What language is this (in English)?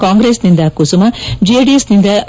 Kannada